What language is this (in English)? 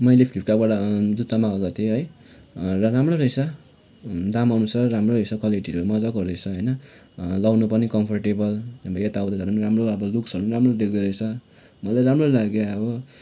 Nepali